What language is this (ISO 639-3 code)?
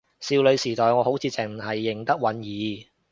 yue